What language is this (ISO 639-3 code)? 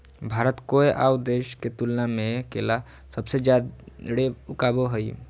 mag